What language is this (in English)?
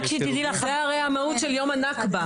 Hebrew